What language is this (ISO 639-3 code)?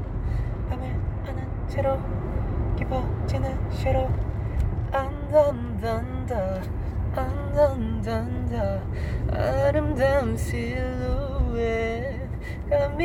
kor